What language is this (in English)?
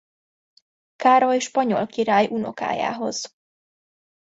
Hungarian